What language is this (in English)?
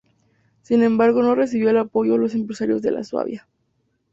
Spanish